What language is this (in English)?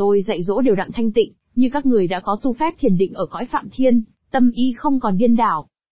Vietnamese